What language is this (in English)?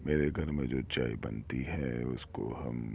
Urdu